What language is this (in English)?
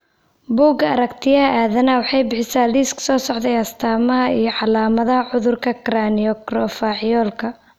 Somali